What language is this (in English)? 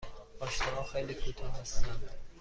Persian